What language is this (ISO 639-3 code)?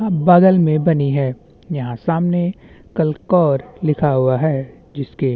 hin